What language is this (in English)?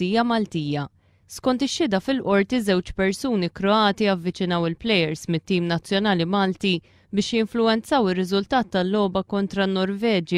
Arabic